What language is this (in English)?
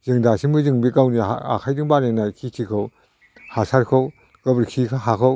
Bodo